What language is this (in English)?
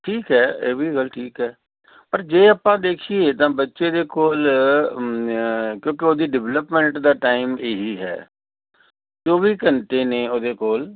Punjabi